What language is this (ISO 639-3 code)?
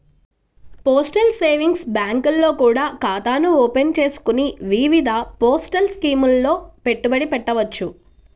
tel